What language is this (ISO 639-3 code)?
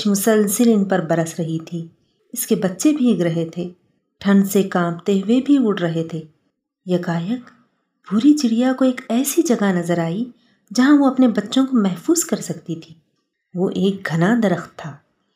urd